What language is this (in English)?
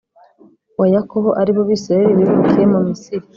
Kinyarwanda